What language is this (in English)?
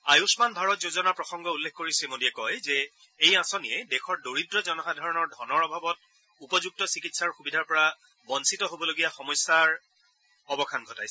Assamese